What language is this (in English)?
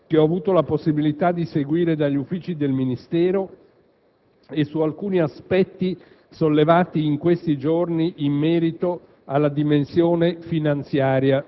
Italian